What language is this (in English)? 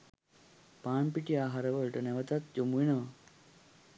Sinhala